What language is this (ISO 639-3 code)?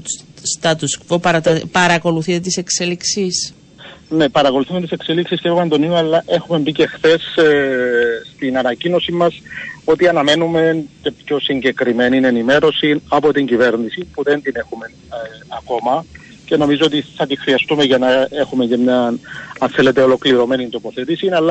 ell